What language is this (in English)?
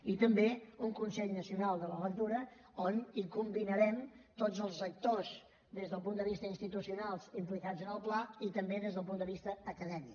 Catalan